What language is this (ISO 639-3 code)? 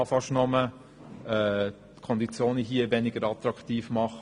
gsw